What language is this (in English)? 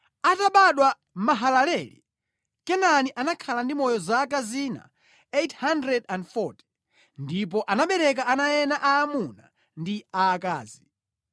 Nyanja